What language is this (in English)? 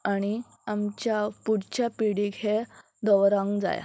Konkani